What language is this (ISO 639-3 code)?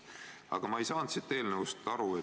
est